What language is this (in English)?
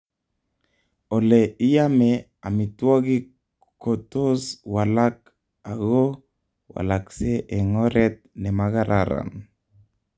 Kalenjin